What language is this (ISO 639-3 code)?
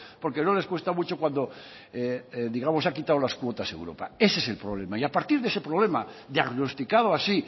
spa